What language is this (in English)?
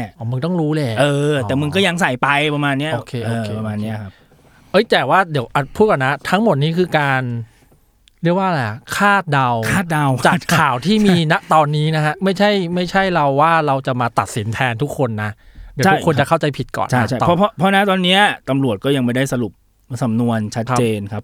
Thai